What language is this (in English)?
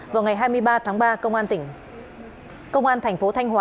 Vietnamese